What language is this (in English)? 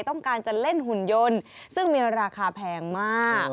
Thai